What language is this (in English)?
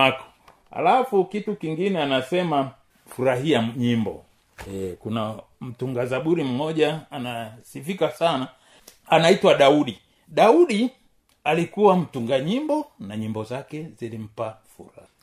Swahili